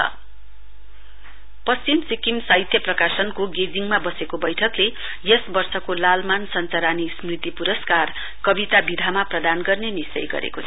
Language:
Nepali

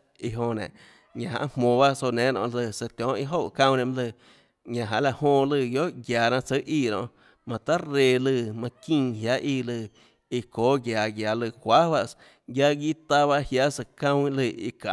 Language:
Tlacoatzintepec Chinantec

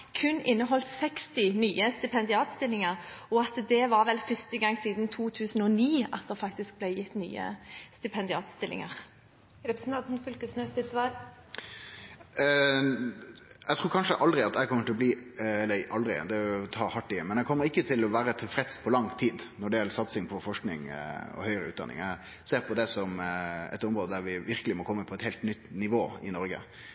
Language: Norwegian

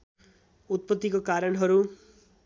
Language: Nepali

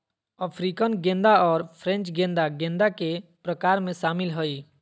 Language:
Magahi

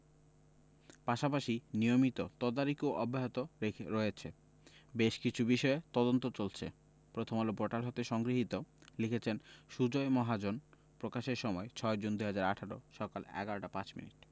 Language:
Bangla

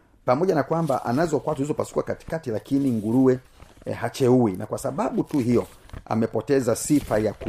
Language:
Swahili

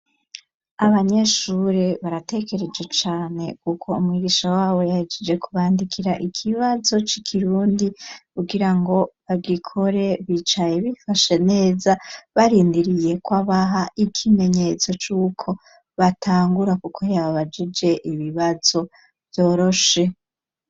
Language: Rundi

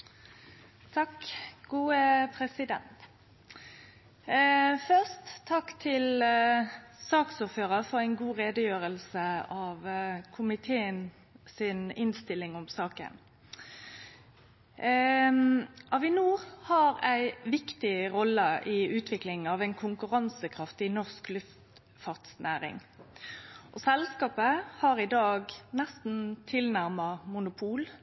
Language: Norwegian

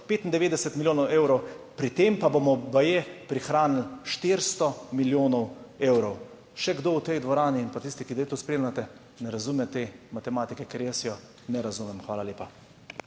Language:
Slovenian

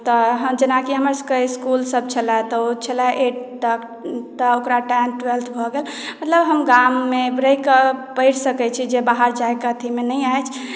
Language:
Maithili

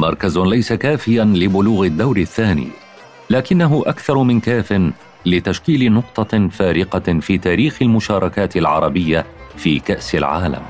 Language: Arabic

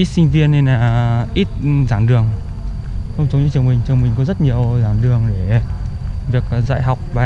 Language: Vietnamese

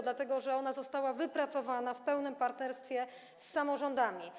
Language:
Polish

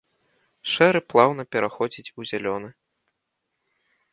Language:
Belarusian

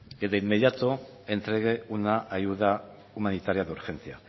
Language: Spanish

